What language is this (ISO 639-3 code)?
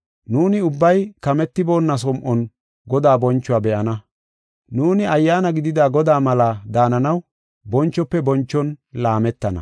gof